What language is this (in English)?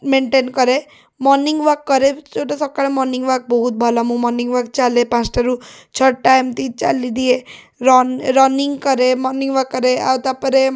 Odia